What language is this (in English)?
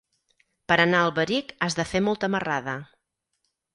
Catalan